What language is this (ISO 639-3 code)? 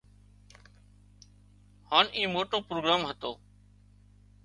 kxp